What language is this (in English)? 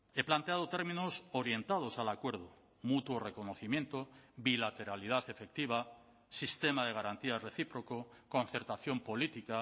Spanish